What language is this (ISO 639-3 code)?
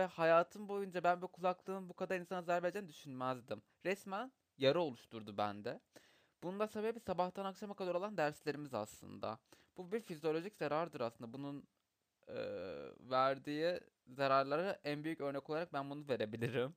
tur